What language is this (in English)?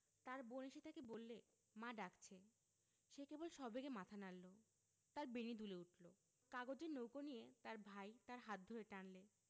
Bangla